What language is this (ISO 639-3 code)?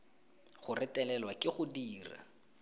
tsn